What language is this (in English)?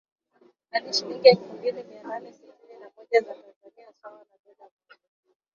Swahili